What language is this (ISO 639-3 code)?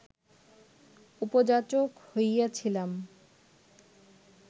ben